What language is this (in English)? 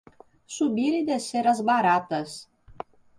Portuguese